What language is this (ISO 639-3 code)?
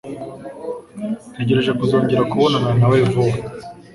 kin